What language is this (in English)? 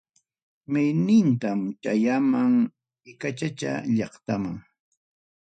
Ayacucho Quechua